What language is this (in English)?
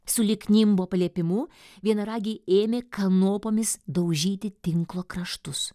Lithuanian